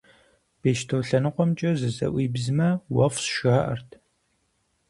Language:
Kabardian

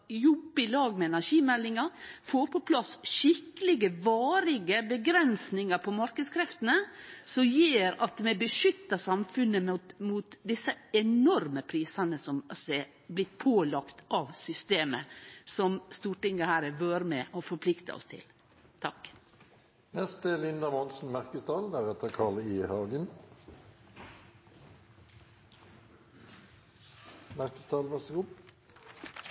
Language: Norwegian Nynorsk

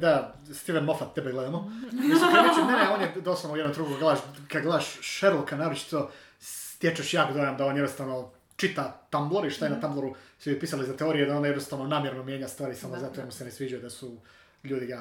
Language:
Croatian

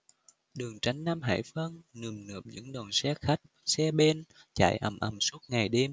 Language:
Vietnamese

